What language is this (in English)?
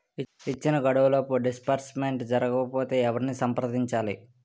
Telugu